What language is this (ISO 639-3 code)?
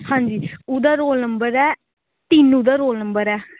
pan